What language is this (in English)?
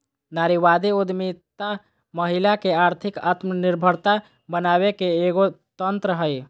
Magahi